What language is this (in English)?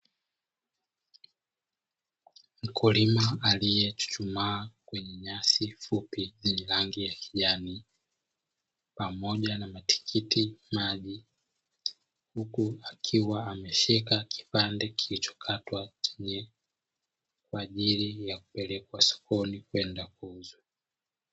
Swahili